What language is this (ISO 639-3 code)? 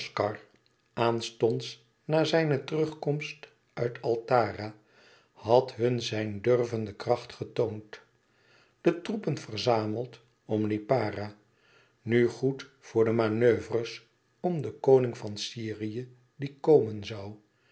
nld